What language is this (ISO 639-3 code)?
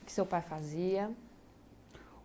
por